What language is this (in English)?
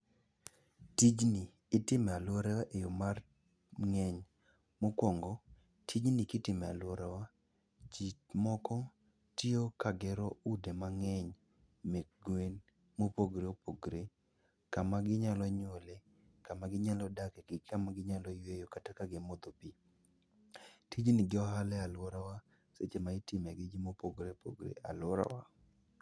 Luo (Kenya and Tanzania)